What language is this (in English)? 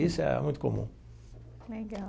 Portuguese